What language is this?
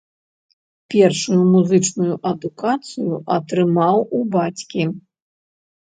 Belarusian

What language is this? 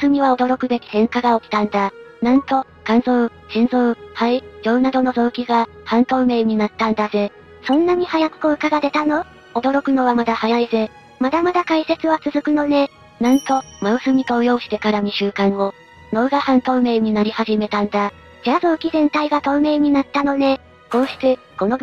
Japanese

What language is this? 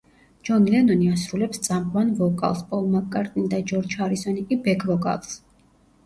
Georgian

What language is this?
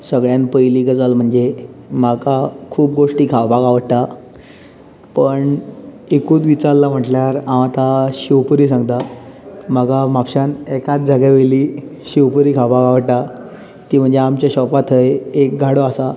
Konkani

